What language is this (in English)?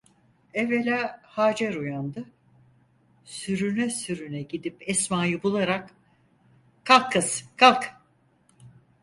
Turkish